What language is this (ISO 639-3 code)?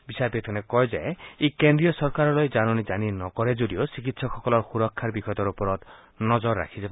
asm